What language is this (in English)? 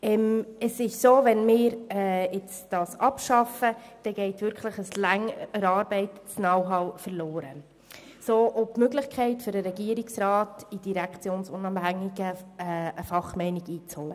Swiss German